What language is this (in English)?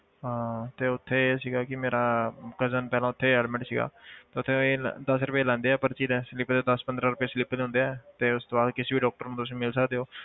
Punjabi